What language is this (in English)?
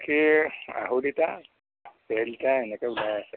Assamese